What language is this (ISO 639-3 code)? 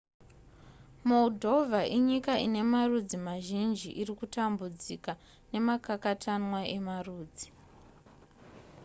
sna